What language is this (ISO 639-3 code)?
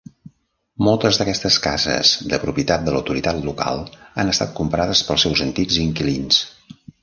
cat